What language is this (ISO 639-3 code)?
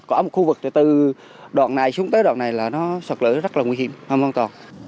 vie